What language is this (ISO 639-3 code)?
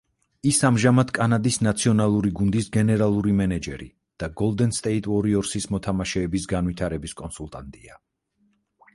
kat